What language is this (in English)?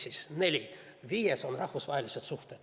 Estonian